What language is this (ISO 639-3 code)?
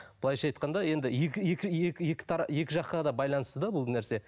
kaz